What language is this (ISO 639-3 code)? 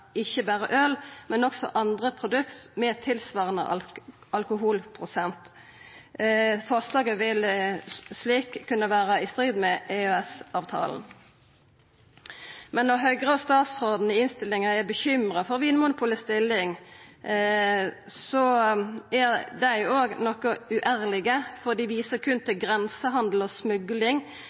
nno